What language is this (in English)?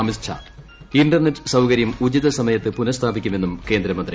Malayalam